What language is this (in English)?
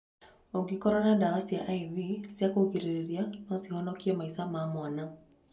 Kikuyu